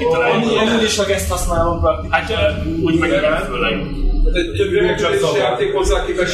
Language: Hungarian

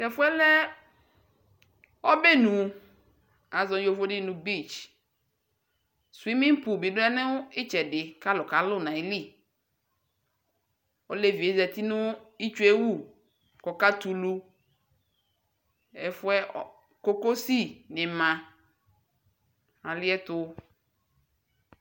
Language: Ikposo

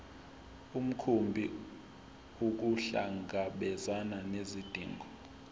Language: Zulu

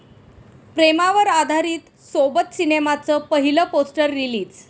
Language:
Marathi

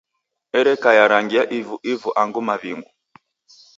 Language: Taita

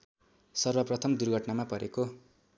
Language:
Nepali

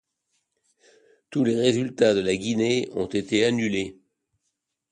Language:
French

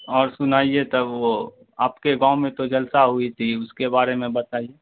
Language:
Urdu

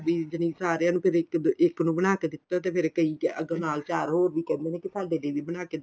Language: Punjabi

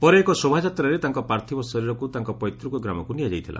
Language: Odia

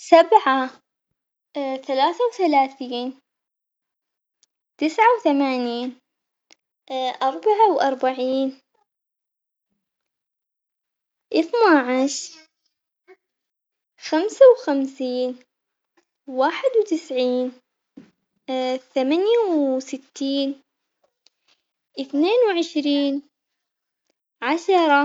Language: Omani Arabic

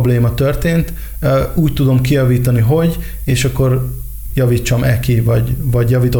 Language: Hungarian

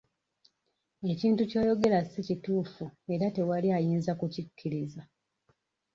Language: Ganda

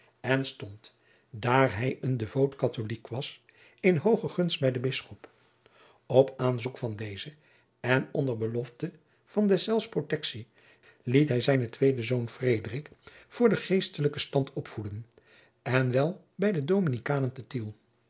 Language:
Dutch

